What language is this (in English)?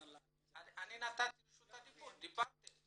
Hebrew